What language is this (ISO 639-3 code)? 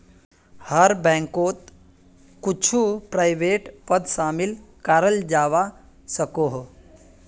mag